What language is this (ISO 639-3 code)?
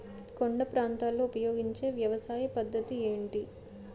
tel